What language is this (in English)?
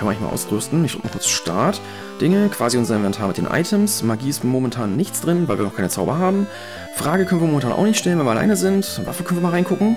German